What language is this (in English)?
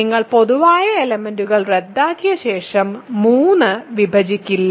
Malayalam